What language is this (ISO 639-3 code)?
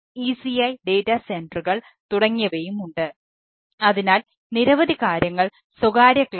mal